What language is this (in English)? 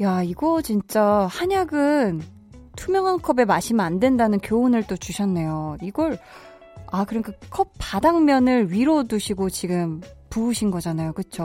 Korean